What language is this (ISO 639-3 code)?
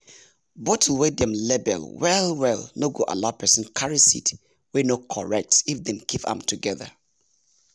pcm